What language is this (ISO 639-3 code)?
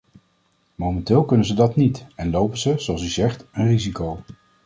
nld